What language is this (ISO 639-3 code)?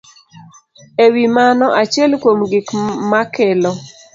luo